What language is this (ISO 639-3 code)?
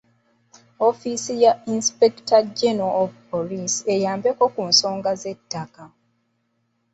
lug